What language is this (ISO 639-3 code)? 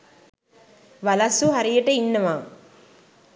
sin